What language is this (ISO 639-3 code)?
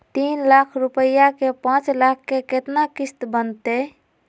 mag